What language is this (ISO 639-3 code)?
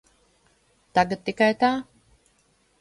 lav